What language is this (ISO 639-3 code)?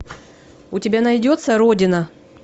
rus